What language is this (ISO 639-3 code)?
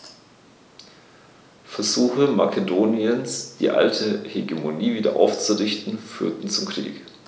deu